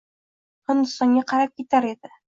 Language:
Uzbek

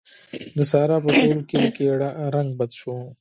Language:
Pashto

